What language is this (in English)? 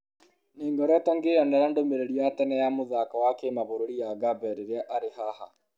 Kikuyu